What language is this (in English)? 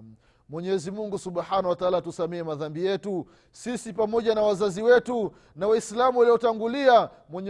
Swahili